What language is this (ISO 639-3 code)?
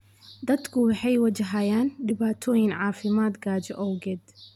som